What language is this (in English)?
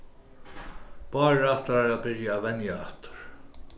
Faroese